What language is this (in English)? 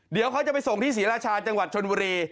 Thai